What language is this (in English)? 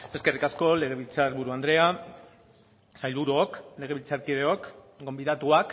Basque